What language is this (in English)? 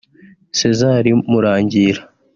Kinyarwanda